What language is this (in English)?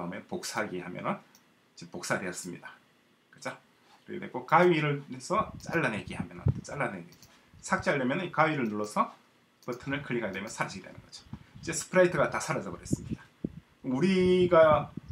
Korean